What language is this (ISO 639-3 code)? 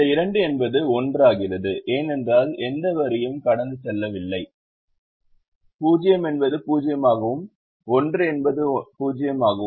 tam